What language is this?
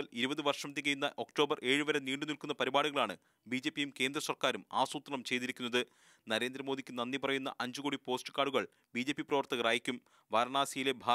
Hindi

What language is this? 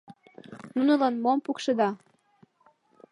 Mari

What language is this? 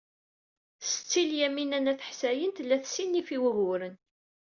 Kabyle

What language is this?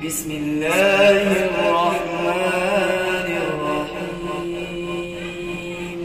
Arabic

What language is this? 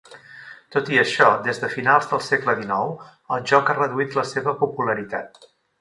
Catalan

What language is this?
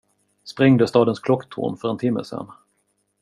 Swedish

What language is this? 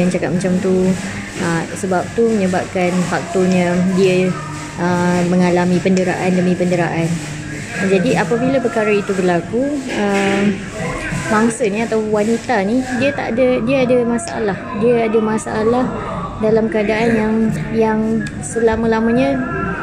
Malay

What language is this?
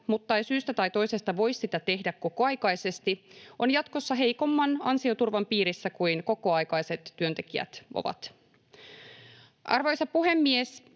Finnish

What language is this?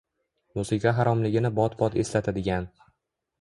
Uzbek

